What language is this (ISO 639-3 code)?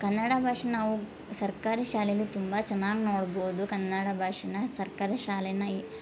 kan